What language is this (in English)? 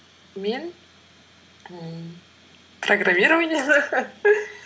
Kazakh